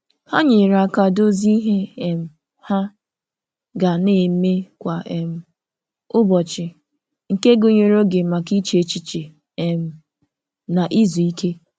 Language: Igbo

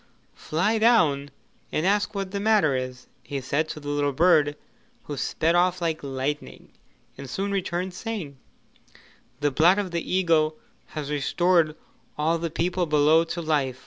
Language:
English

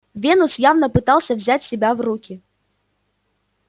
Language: Russian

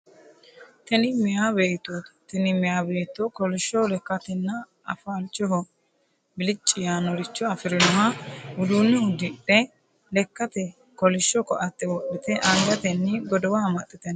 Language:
Sidamo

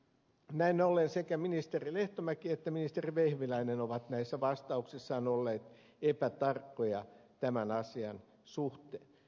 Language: Finnish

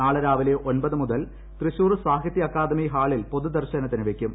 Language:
Malayalam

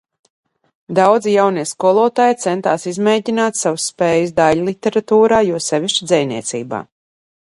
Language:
Latvian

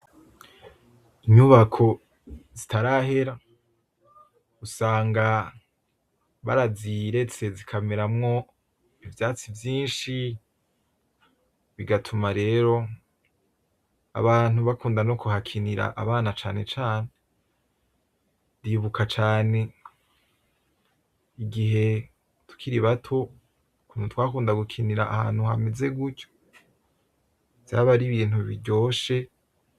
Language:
Rundi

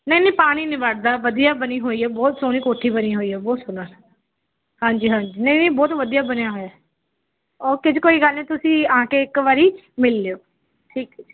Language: Punjabi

